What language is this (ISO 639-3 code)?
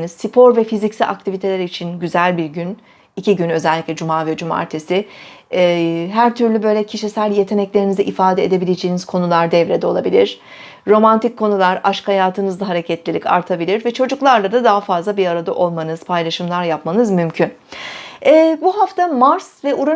tur